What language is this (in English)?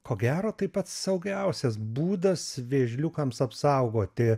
Lithuanian